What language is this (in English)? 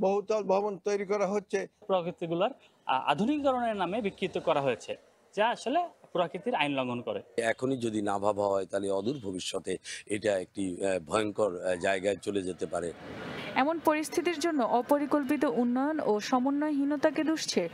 Romanian